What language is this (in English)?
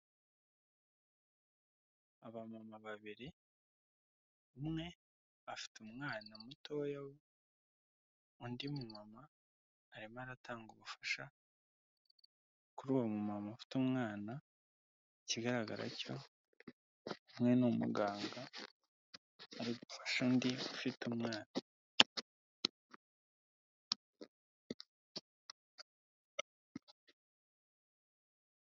Kinyarwanda